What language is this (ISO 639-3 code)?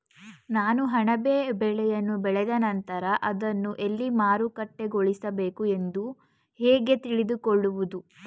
kan